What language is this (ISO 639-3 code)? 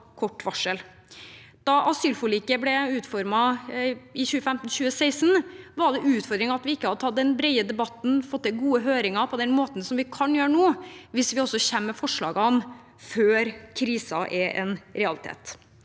nor